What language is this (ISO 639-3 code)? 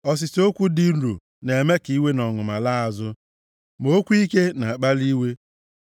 ibo